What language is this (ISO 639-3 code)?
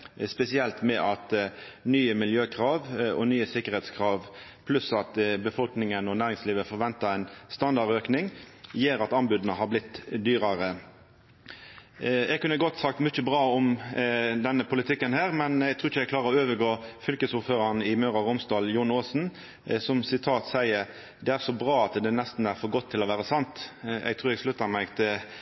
nno